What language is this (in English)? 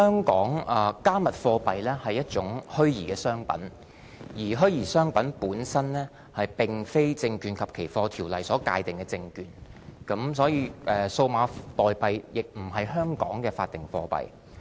Cantonese